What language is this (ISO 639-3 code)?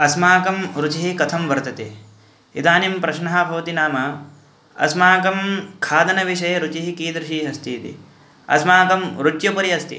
san